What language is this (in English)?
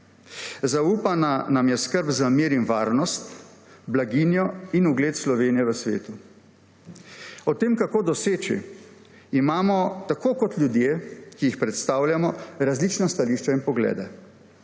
Slovenian